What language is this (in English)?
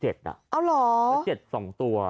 Thai